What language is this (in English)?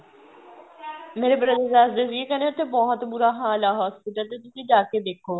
Punjabi